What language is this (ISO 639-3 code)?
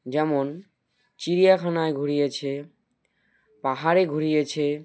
ben